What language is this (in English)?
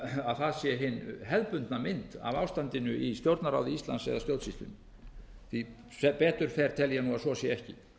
Icelandic